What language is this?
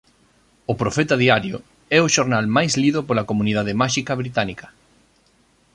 Galician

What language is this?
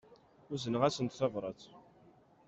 Kabyle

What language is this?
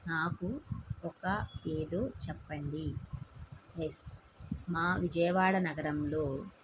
Telugu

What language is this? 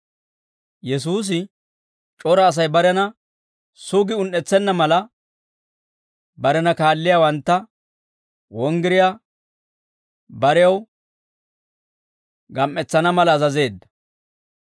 Dawro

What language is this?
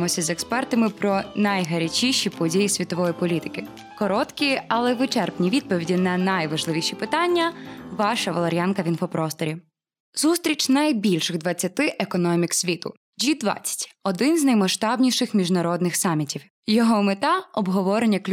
Ukrainian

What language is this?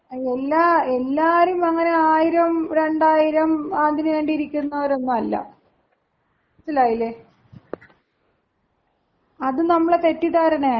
Malayalam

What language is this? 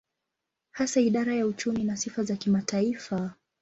Swahili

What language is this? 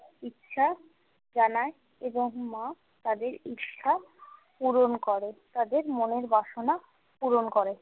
Bangla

